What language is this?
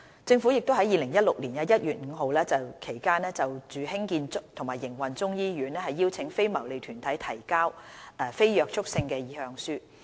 Cantonese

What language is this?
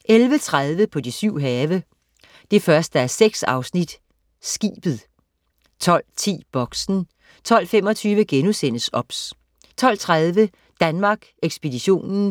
Danish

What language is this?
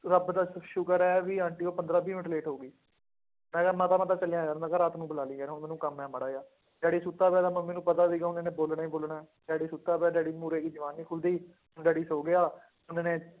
Punjabi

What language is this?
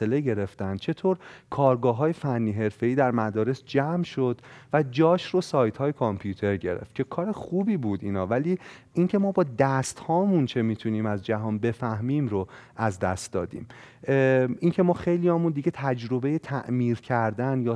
Persian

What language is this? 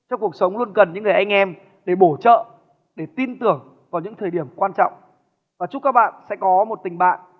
Vietnamese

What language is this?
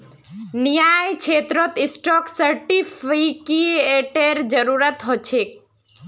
Magahi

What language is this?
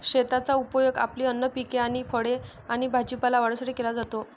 Marathi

